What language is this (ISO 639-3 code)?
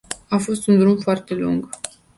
ron